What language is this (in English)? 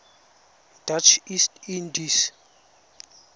Tswana